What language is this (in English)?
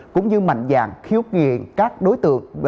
Vietnamese